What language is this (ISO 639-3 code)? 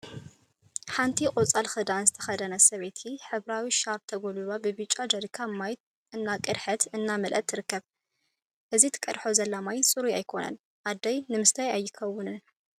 tir